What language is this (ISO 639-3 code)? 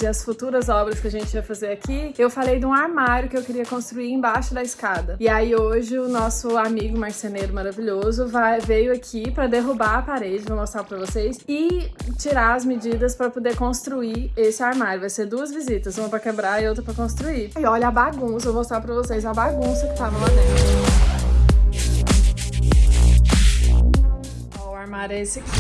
por